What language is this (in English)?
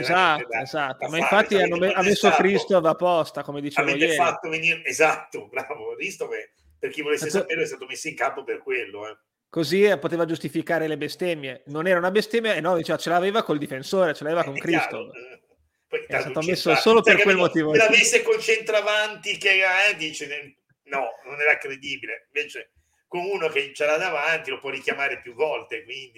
Italian